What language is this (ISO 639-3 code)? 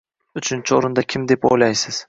uzb